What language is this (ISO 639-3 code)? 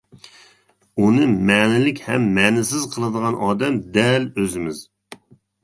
uig